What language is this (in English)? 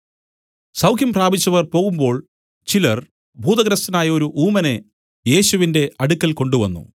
Malayalam